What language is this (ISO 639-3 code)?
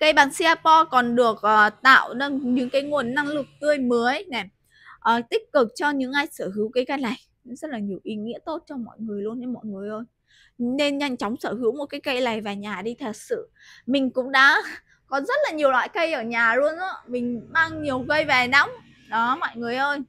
vie